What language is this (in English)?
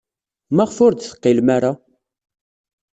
Kabyle